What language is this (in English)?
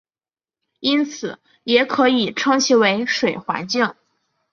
Chinese